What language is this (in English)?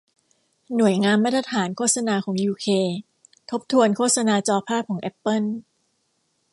Thai